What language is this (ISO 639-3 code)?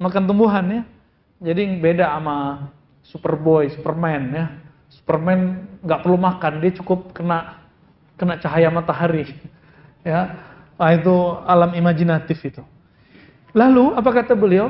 ind